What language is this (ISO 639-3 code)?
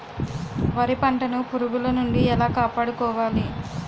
tel